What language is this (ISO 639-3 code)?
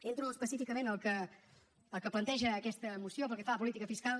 cat